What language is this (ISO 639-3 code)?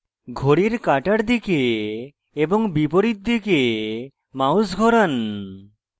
ben